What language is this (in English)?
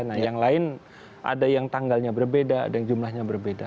Indonesian